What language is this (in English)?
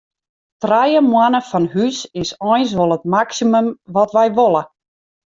Western Frisian